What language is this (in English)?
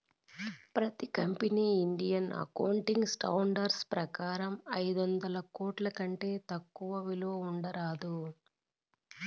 Telugu